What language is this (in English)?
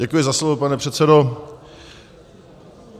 Czech